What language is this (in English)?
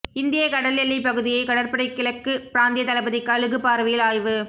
Tamil